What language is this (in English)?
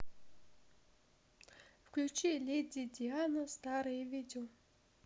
Russian